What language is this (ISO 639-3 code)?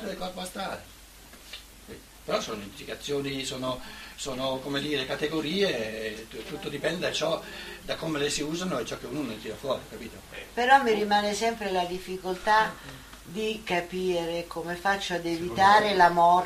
ita